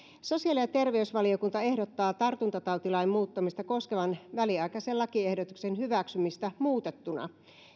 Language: Finnish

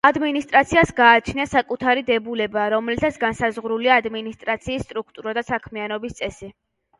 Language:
Georgian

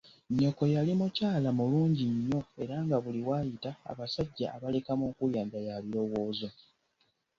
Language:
Ganda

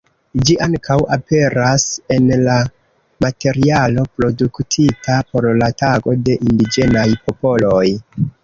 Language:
Esperanto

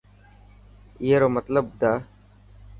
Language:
Dhatki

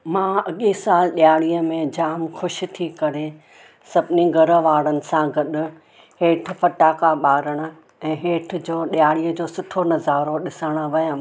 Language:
Sindhi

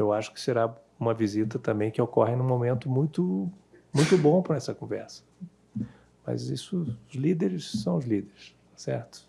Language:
Portuguese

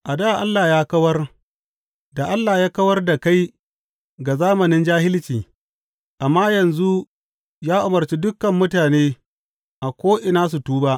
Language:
Hausa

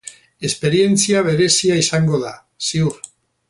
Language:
Basque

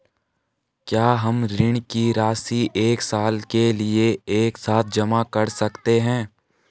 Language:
Hindi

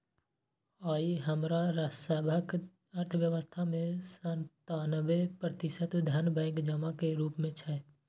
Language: Maithili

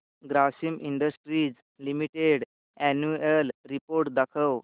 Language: Marathi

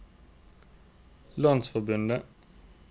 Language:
Norwegian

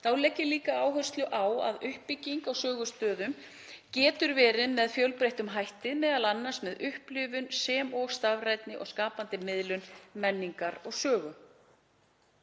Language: Icelandic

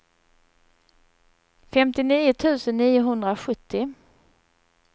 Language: Swedish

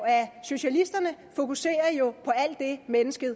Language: Danish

